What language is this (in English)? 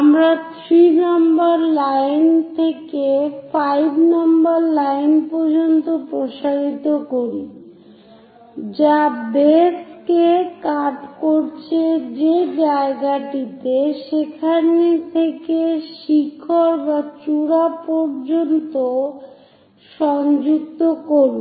Bangla